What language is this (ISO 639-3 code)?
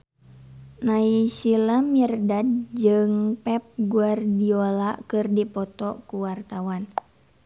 sun